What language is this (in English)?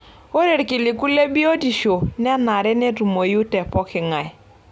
Masai